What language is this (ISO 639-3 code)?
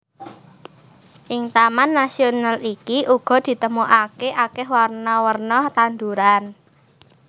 jav